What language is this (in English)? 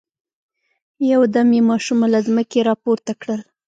Pashto